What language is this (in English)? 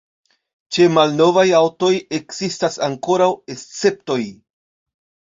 Esperanto